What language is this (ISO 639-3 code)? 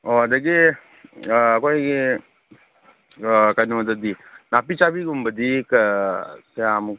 mni